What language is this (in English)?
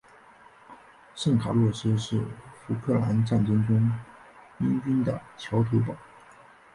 Chinese